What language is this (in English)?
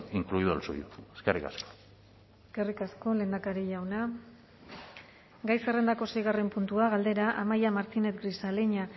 Basque